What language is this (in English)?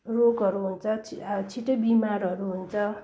Nepali